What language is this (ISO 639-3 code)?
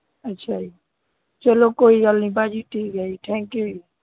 pan